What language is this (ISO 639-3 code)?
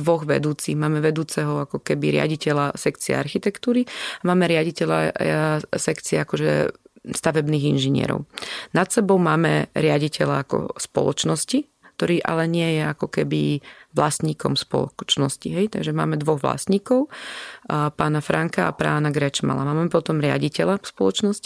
slk